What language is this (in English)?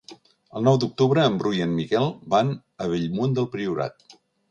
Catalan